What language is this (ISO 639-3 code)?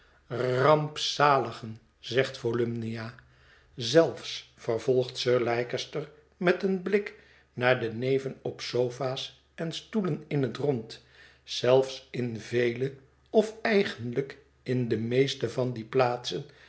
nld